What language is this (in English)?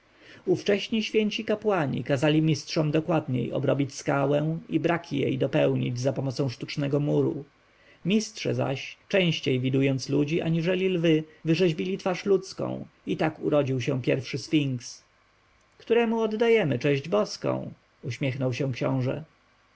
Polish